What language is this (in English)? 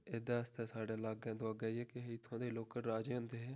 Dogri